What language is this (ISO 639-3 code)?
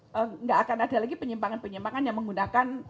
ind